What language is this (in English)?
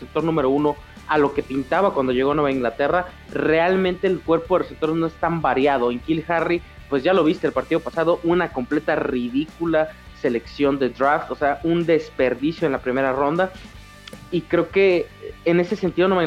Spanish